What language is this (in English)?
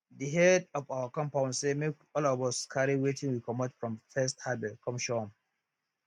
Nigerian Pidgin